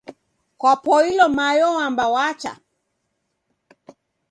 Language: Taita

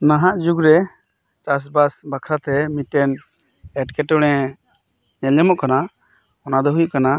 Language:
Santali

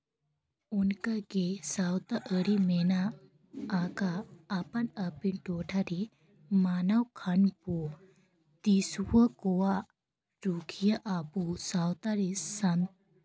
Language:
Santali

